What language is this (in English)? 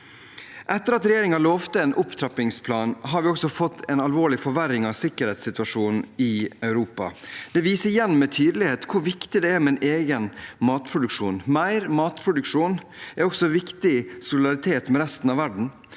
Norwegian